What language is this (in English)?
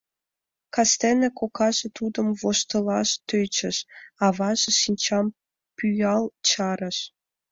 Mari